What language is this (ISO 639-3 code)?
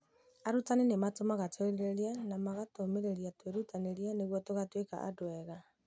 kik